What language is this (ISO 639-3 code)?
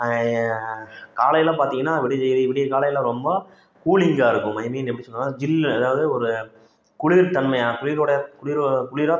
tam